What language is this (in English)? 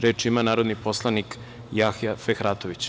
Serbian